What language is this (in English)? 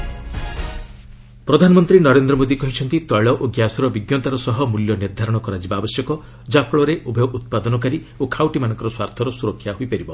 Odia